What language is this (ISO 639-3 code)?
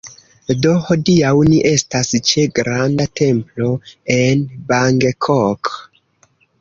epo